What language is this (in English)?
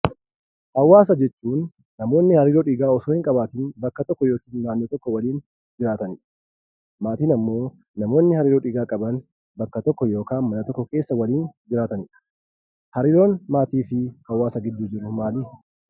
Oromo